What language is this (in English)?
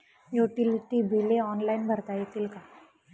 Marathi